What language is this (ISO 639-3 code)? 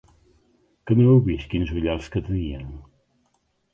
cat